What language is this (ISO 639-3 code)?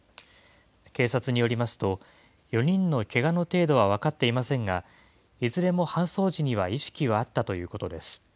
jpn